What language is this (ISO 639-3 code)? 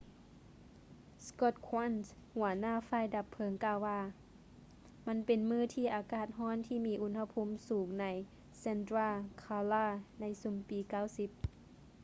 lao